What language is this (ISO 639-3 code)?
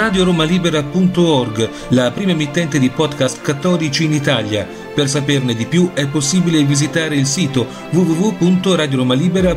ita